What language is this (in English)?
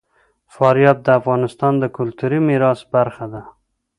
Pashto